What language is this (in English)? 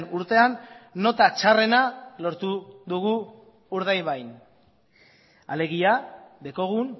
Basque